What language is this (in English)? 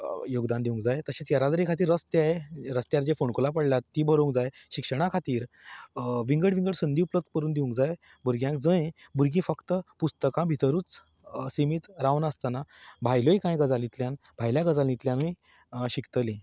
Konkani